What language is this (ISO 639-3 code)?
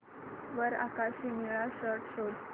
mar